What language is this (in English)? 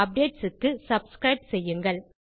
Tamil